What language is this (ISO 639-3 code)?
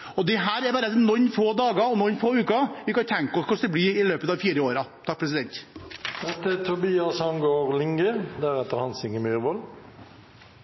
nob